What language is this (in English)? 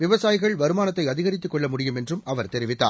Tamil